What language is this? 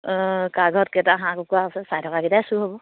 Assamese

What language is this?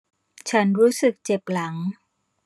Thai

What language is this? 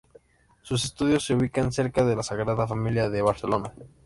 Spanish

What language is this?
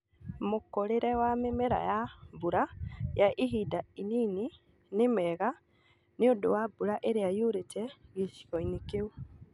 Kikuyu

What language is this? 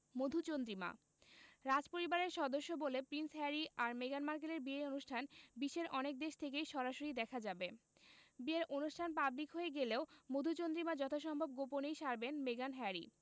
Bangla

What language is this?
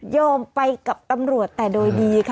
Thai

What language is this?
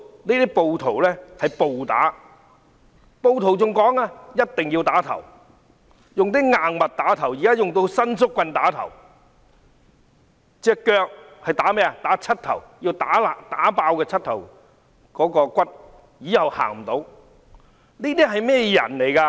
Cantonese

